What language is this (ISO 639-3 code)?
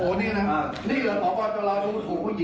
tha